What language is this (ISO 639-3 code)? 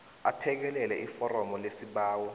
nbl